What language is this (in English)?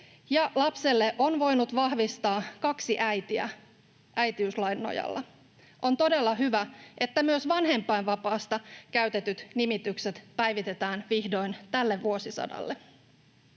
Finnish